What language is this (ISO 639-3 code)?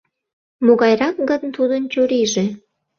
chm